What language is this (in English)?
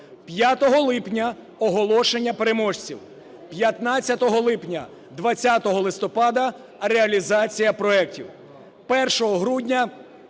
Ukrainian